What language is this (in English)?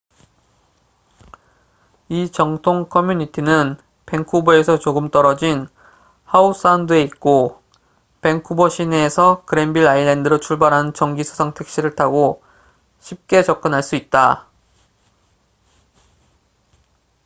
Korean